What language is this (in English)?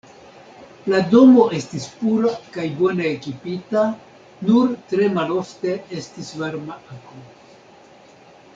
Esperanto